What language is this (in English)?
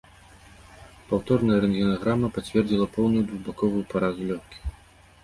Belarusian